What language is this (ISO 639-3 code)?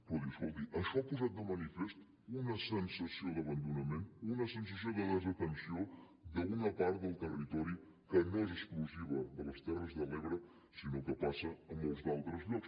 cat